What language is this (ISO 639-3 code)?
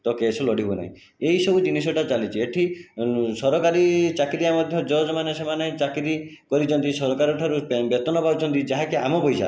ori